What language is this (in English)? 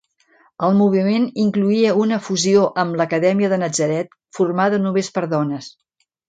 Catalan